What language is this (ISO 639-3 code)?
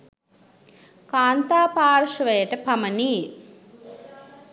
sin